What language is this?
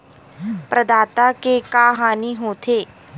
Chhattisgarhi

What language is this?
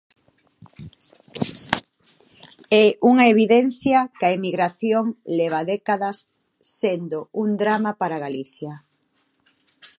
Galician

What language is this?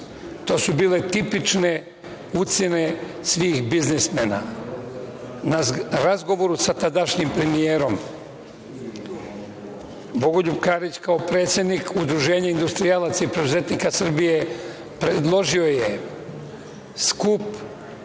Serbian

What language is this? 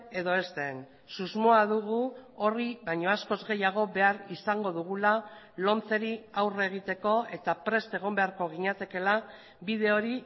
Basque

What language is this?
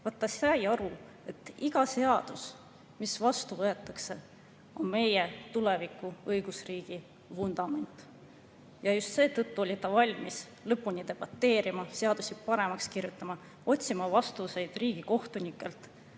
Estonian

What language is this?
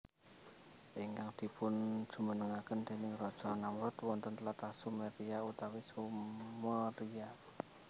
Javanese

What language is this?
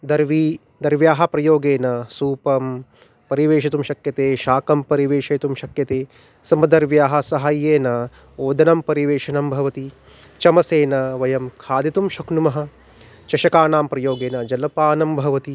Sanskrit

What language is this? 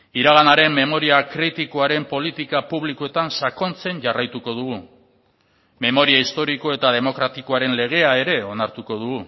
Basque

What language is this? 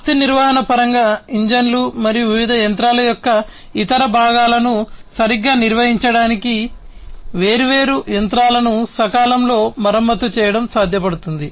Telugu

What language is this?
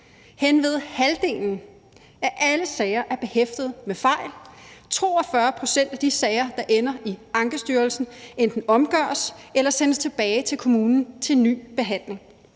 Danish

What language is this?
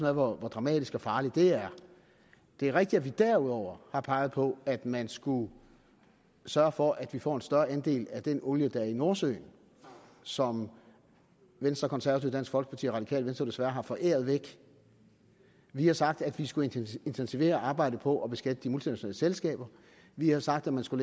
Danish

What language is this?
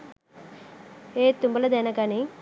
Sinhala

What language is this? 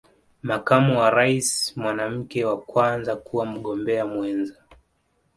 Swahili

